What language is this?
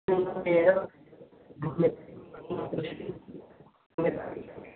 Dogri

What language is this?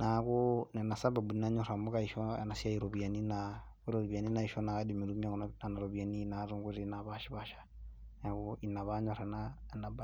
Masai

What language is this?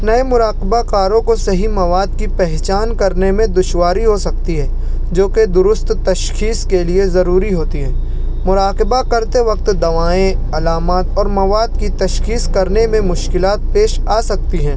Urdu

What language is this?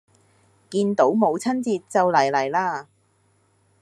Cantonese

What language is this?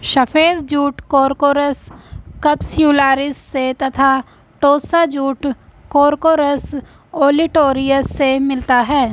Hindi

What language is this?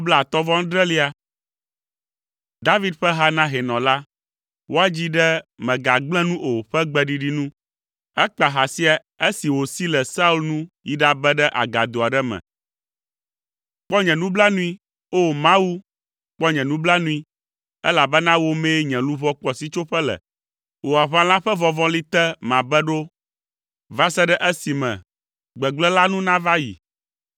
Ewe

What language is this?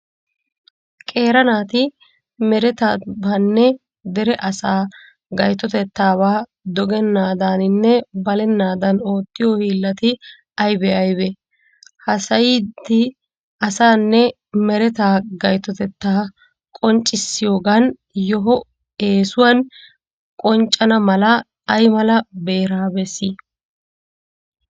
Wolaytta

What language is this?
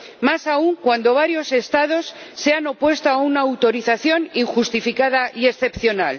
Spanish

